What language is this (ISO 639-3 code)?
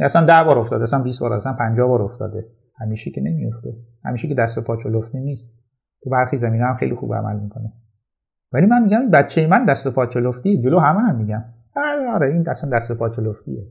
fas